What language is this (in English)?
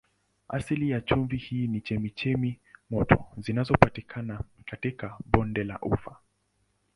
Swahili